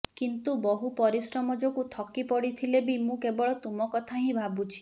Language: Odia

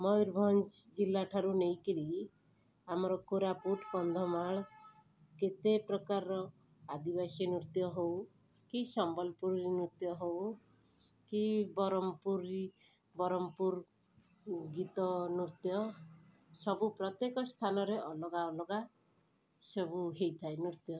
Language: Odia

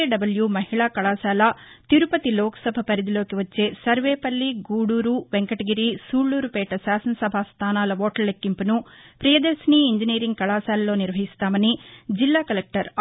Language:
Telugu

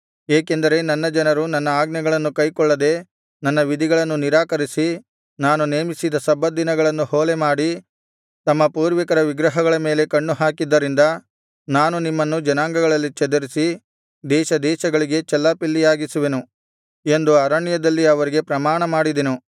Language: Kannada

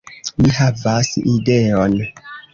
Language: Esperanto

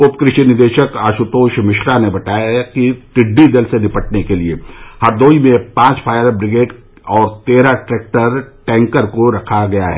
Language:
Hindi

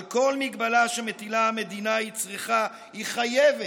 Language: Hebrew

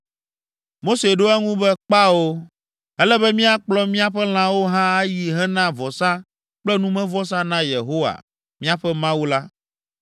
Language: Ewe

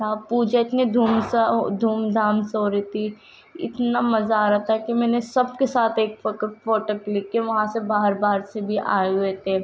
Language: Urdu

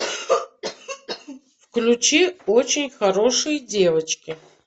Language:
Russian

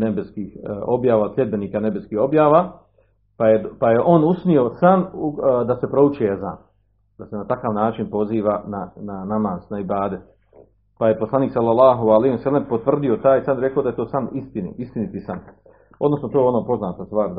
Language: Croatian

